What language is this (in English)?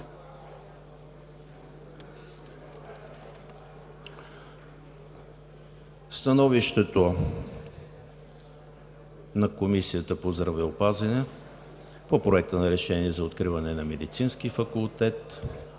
Bulgarian